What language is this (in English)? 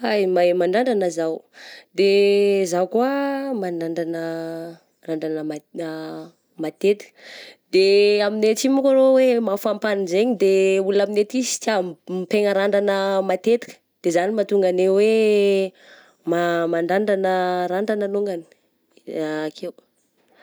Southern Betsimisaraka Malagasy